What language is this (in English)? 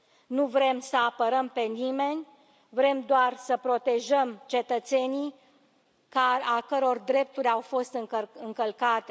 Romanian